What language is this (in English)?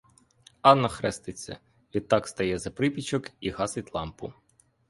Ukrainian